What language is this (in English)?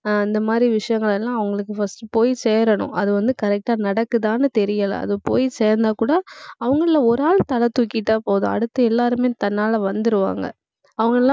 Tamil